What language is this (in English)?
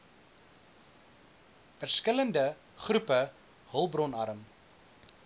Afrikaans